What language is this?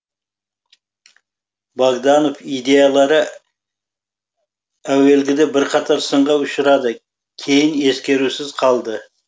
Kazakh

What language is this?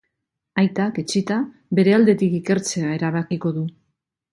Basque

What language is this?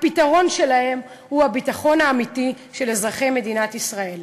Hebrew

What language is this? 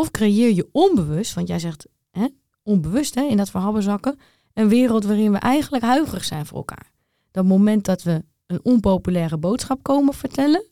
Dutch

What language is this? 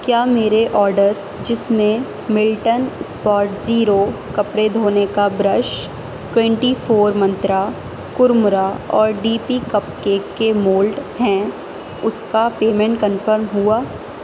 Urdu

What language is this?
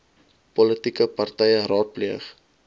Afrikaans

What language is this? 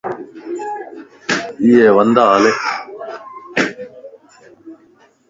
Lasi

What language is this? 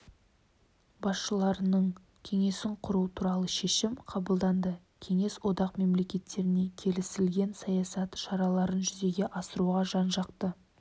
Kazakh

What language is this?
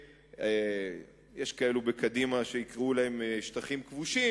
Hebrew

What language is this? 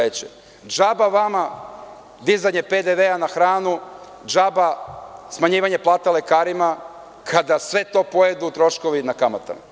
Serbian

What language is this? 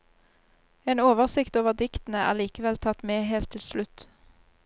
Norwegian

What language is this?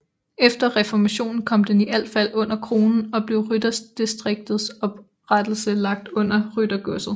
Danish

